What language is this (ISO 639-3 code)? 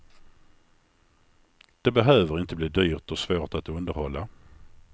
swe